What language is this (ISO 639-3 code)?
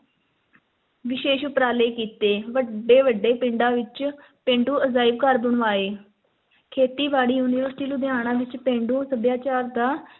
pan